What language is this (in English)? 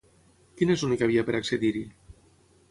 Catalan